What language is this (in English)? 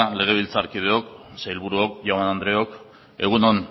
Basque